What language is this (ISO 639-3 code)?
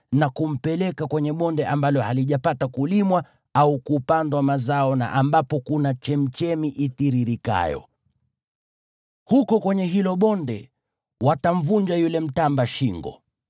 swa